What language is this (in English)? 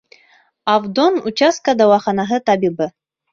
Bashkir